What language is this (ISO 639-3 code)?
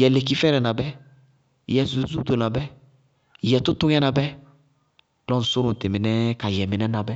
bqg